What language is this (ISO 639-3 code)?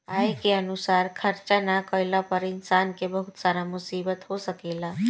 bho